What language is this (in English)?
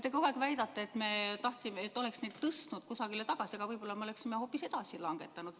Estonian